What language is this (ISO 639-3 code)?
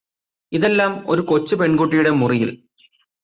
mal